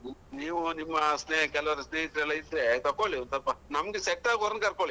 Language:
Kannada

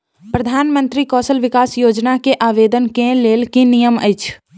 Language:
Maithili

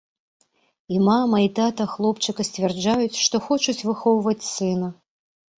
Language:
Belarusian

